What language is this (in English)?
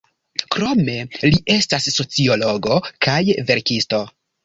Esperanto